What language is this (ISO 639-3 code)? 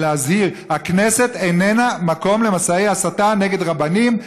heb